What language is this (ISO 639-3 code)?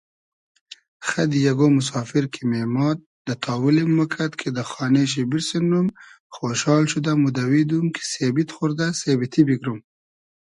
haz